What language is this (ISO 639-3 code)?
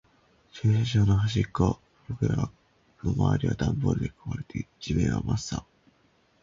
jpn